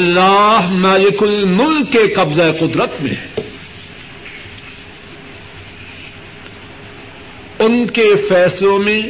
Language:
Urdu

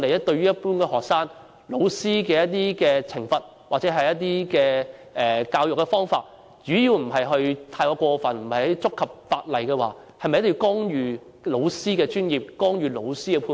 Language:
Cantonese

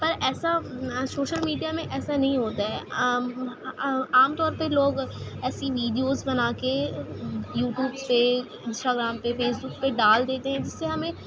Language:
Urdu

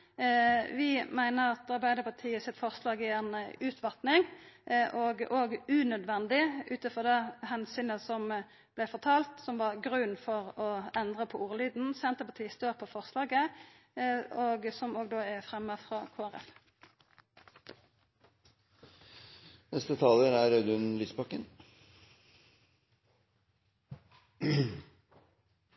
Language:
Norwegian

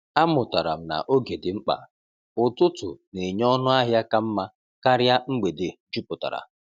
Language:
Igbo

